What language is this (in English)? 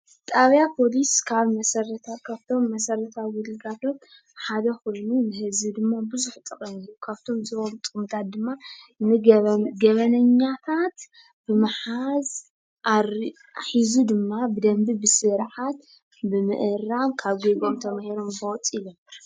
Tigrinya